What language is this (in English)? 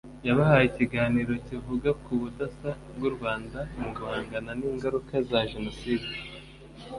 Kinyarwanda